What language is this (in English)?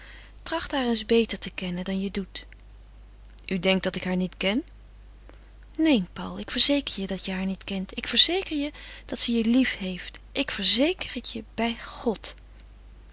Dutch